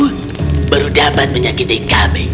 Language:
Indonesian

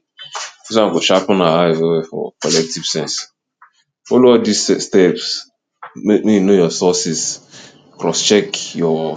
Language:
Nigerian Pidgin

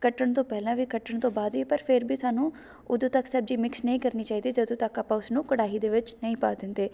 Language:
Punjabi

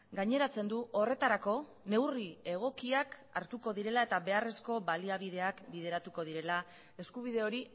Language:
Basque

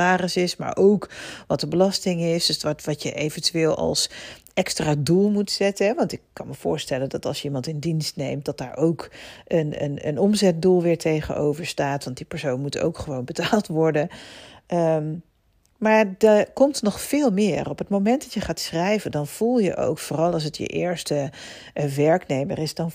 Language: Dutch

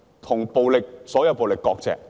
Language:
Cantonese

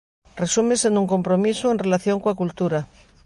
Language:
Galician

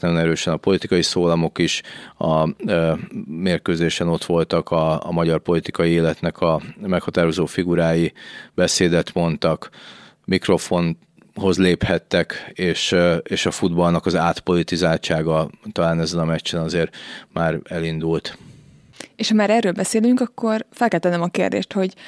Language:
Hungarian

